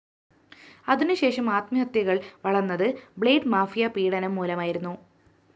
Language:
Malayalam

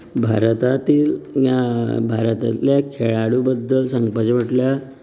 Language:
Konkani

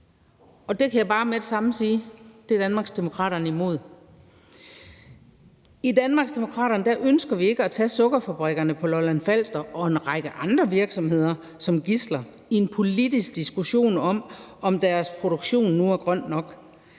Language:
Danish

